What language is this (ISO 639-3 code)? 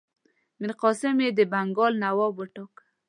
pus